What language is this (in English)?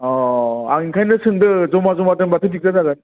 Bodo